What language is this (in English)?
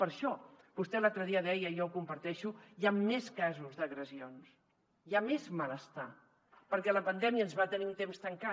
Catalan